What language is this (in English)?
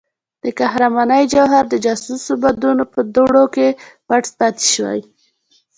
Pashto